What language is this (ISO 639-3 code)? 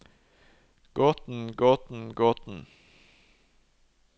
nor